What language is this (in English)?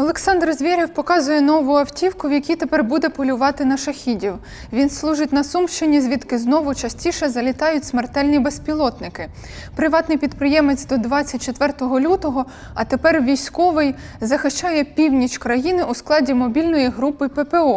Ukrainian